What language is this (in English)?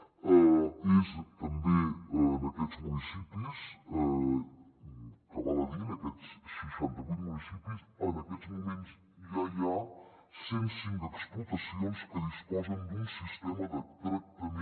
Catalan